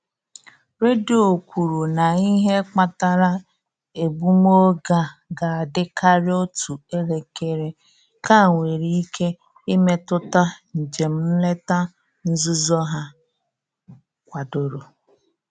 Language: Igbo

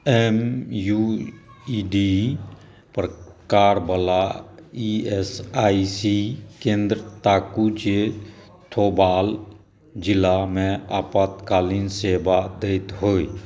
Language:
Maithili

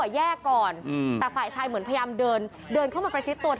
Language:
Thai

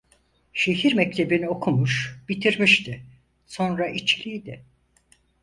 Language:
Turkish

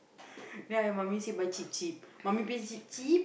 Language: English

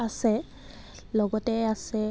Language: Assamese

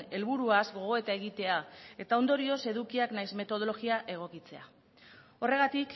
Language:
Basque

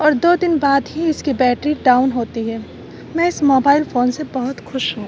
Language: Urdu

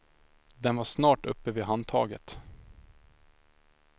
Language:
Swedish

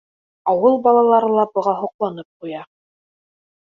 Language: Bashkir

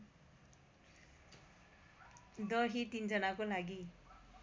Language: Nepali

